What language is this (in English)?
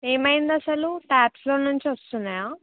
Telugu